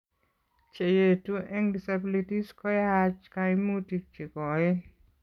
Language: Kalenjin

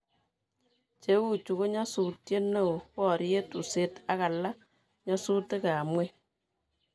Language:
Kalenjin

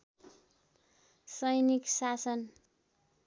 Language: Nepali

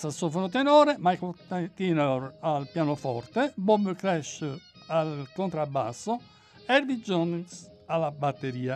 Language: Italian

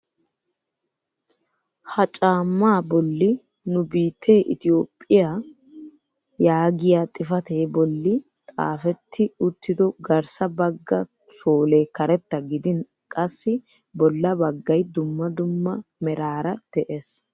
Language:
Wolaytta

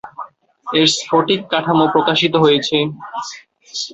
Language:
Bangla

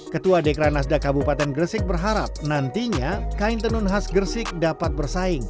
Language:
Indonesian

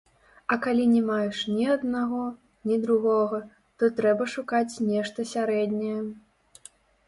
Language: Belarusian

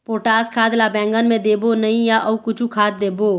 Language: Chhattisgarhi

